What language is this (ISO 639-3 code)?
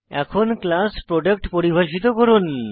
ben